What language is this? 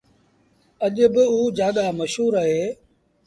Sindhi Bhil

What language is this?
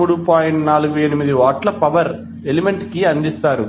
Telugu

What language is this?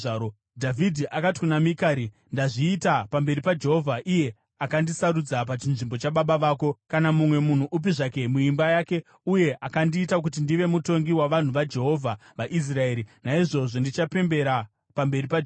Shona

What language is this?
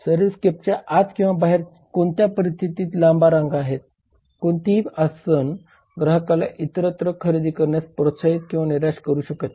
Marathi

